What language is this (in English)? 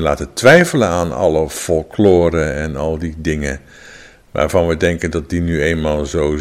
Dutch